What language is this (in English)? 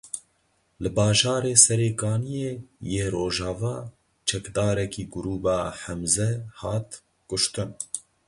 Kurdish